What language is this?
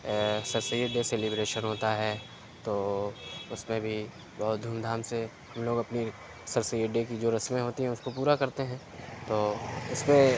Urdu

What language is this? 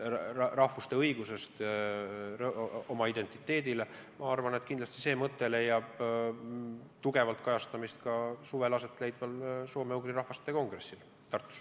Estonian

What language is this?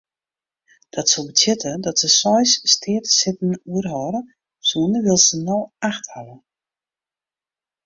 Western Frisian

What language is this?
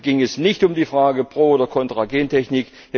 German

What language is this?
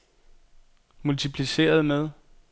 Danish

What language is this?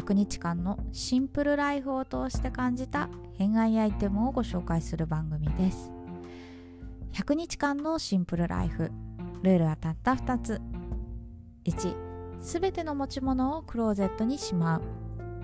Japanese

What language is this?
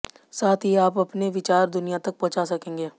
Hindi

